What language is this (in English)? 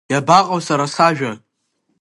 Abkhazian